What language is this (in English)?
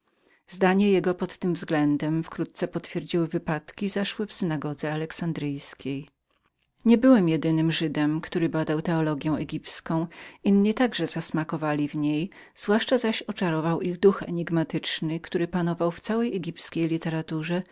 Polish